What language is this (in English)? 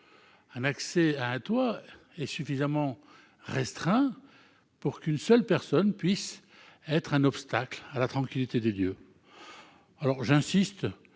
French